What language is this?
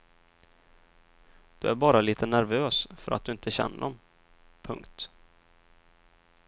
Swedish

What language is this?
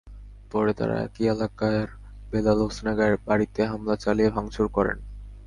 Bangla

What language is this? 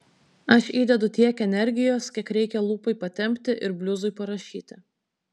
Lithuanian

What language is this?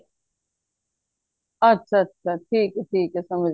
Punjabi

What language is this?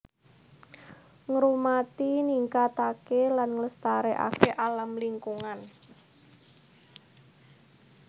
Javanese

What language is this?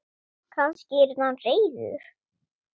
Icelandic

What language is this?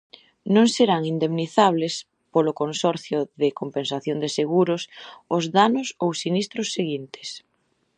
Galician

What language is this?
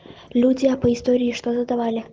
Russian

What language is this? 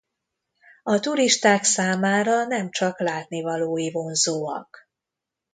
Hungarian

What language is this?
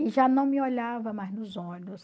Portuguese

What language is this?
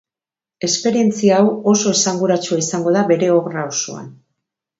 Basque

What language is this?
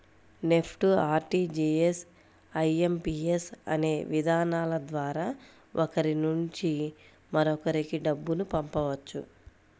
Telugu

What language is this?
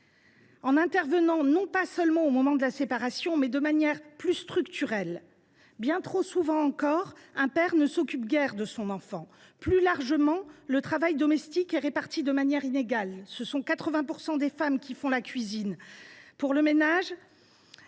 French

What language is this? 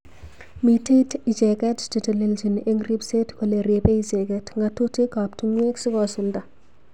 Kalenjin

